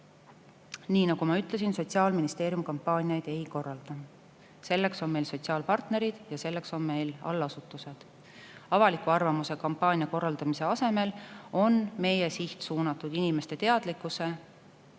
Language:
Estonian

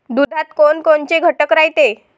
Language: Marathi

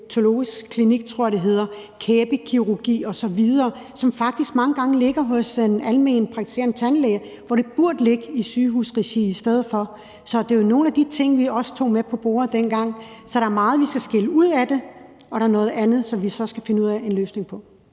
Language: Danish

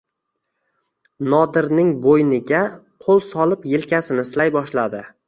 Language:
Uzbek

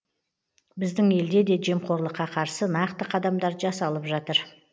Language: Kazakh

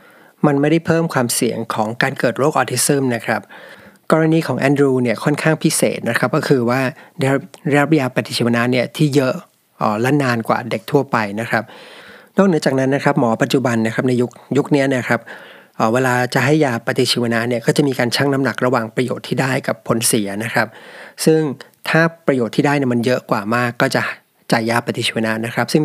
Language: Thai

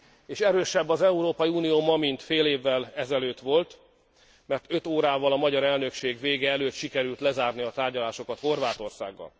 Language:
Hungarian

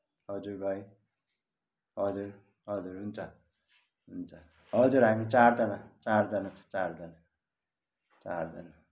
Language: Nepali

